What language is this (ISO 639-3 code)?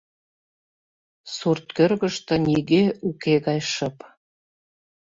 chm